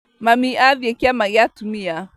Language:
Kikuyu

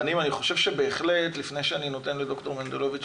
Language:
Hebrew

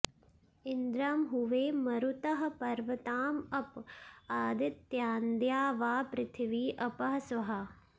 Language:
Sanskrit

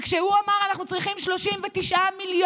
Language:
Hebrew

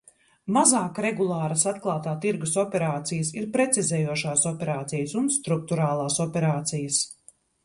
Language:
Latvian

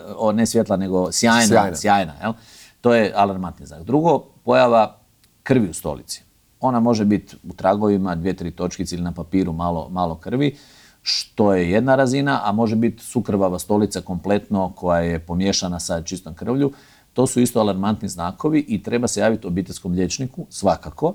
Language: Croatian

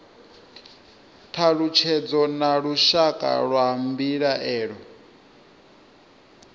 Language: Venda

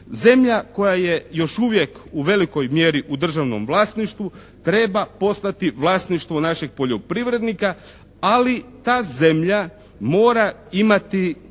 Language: Croatian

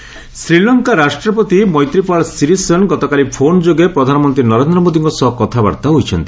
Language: Odia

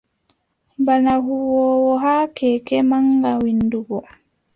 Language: Adamawa Fulfulde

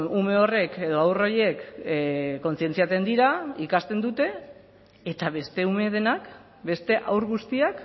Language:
Basque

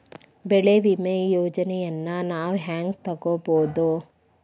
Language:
Kannada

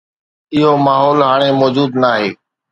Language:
Sindhi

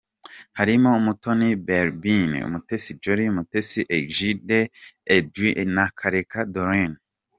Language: Kinyarwanda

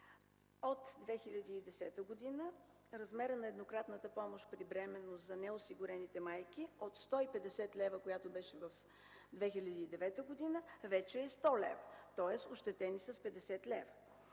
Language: Bulgarian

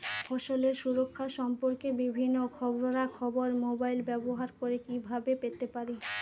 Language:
Bangla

